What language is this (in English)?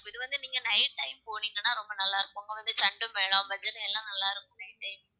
Tamil